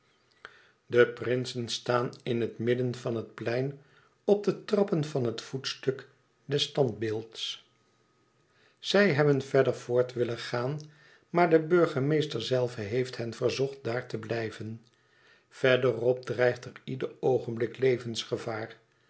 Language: Dutch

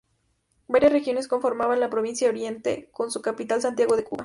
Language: Spanish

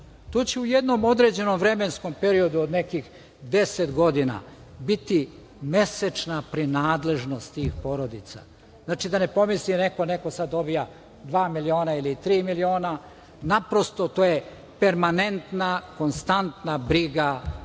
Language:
Serbian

